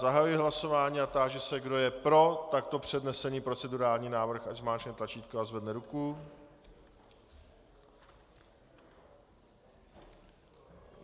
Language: Czech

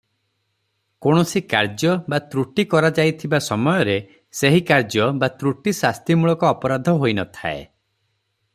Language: Odia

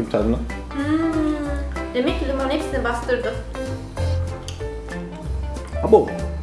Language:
Turkish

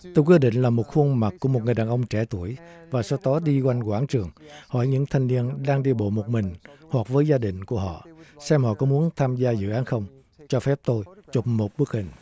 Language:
Vietnamese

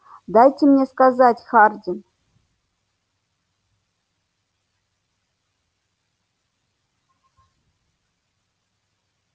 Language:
Russian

